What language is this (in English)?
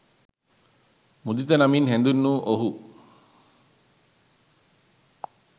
Sinhala